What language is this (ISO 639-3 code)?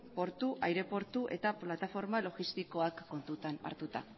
eus